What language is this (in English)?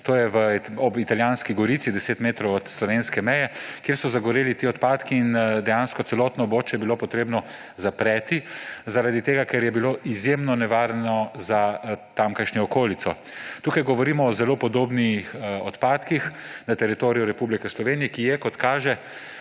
Slovenian